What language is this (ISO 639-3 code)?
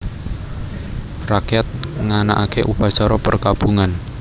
jav